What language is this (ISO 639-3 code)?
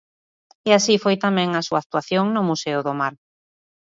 glg